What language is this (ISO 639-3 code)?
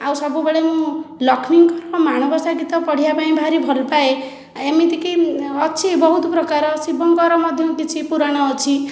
ori